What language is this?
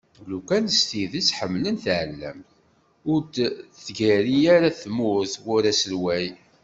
Kabyle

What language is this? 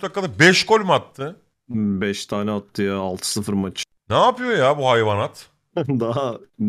Turkish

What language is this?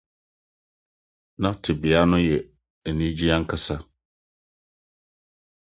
Akan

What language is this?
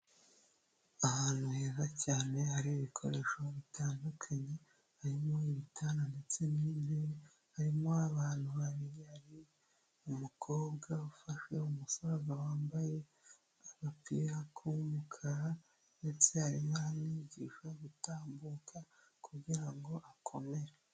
Kinyarwanda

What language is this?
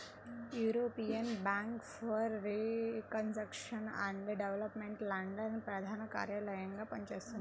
Telugu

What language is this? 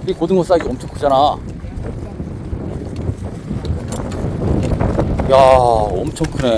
Korean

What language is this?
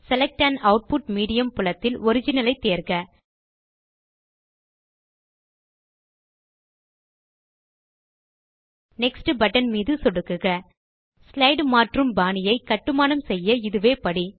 Tamil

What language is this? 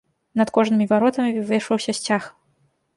Belarusian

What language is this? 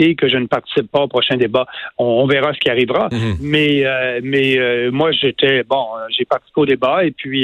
French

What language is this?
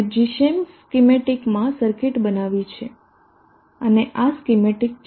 Gujarati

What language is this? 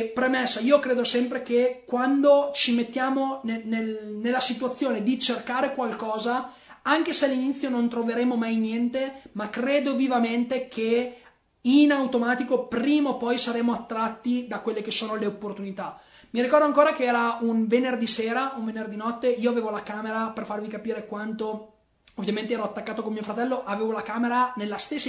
Italian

